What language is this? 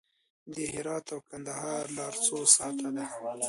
Pashto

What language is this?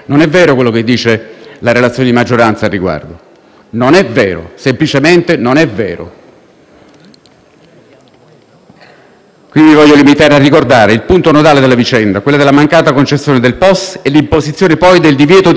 Italian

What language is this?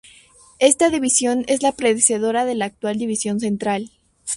Spanish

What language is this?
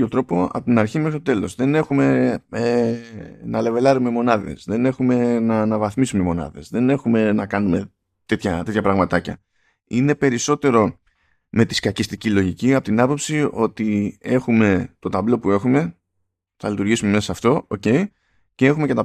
Greek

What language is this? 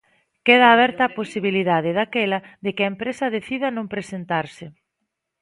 Galician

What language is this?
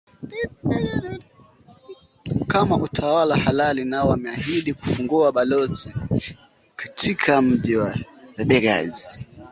Swahili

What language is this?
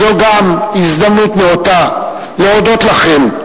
Hebrew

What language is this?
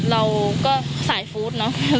Thai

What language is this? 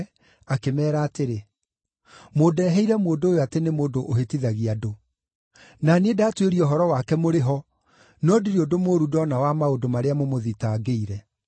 Kikuyu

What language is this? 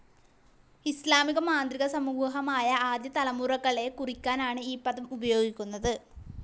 Malayalam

